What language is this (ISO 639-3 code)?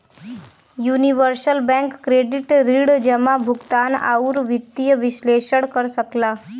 bho